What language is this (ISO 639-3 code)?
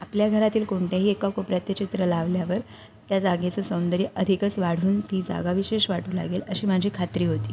mar